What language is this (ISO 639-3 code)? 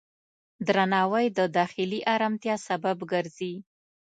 pus